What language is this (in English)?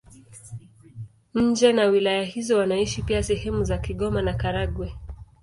Swahili